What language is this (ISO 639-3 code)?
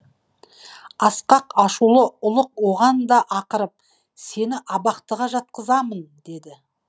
kaz